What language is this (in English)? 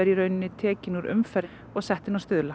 Icelandic